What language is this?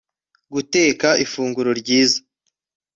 Kinyarwanda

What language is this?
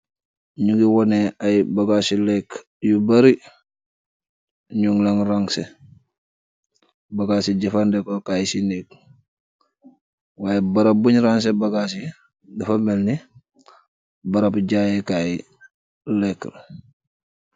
Wolof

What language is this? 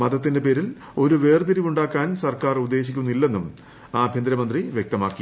Malayalam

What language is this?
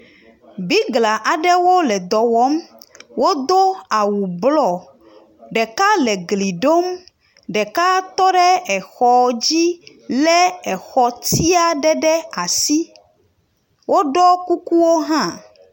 Ewe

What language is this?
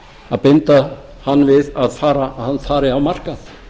Icelandic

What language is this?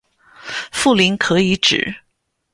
Chinese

